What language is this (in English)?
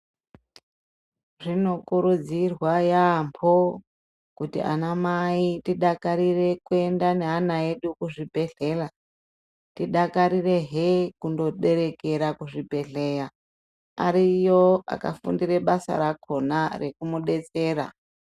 Ndau